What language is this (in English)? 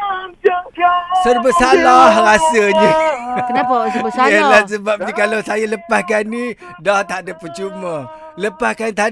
Malay